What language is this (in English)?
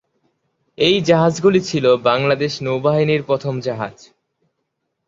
Bangla